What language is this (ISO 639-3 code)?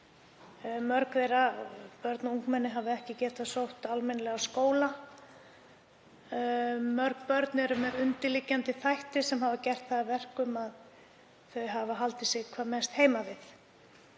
isl